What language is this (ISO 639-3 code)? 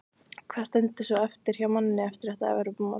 isl